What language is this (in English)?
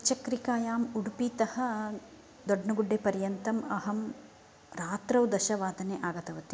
Sanskrit